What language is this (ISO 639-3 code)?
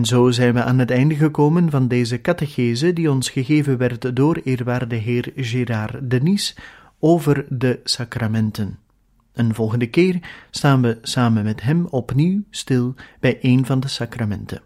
nld